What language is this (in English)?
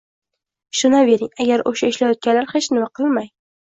Uzbek